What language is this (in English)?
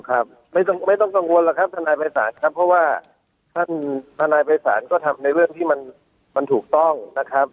Thai